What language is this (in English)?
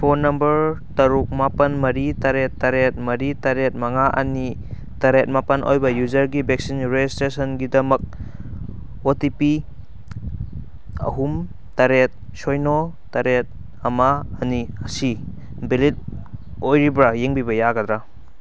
Manipuri